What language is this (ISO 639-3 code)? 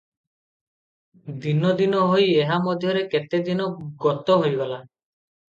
ori